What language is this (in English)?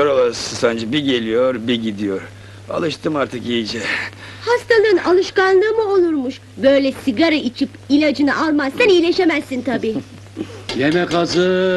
Turkish